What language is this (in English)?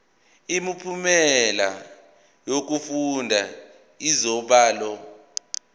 Zulu